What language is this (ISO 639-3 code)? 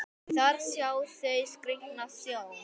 isl